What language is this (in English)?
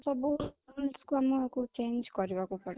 Odia